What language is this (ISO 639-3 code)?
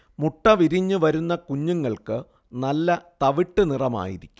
mal